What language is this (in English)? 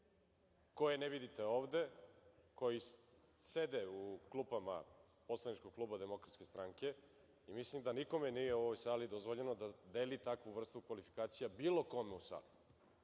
Serbian